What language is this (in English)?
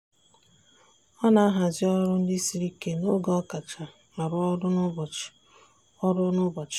Igbo